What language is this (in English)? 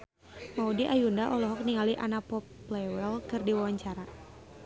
Sundanese